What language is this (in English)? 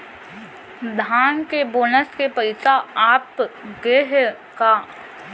Chhattisgarhi